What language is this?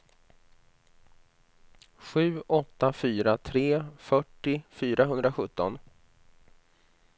Swedish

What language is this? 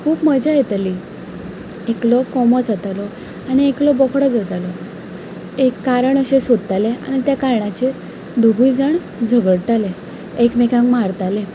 Konkani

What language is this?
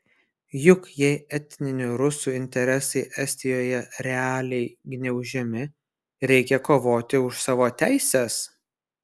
Lithuanian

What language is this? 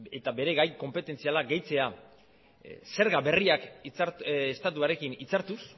Basque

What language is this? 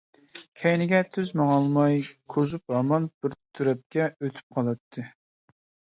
Uyghur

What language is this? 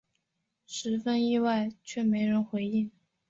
Chinese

